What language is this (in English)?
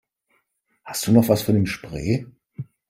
German